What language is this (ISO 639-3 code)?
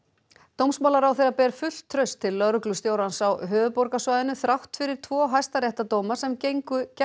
isl